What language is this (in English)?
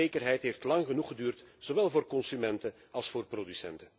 Dutch